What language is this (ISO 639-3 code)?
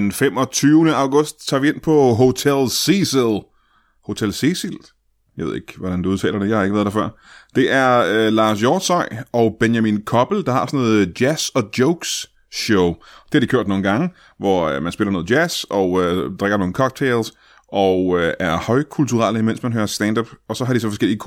dan